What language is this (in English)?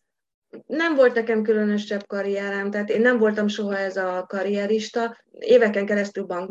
Hungarian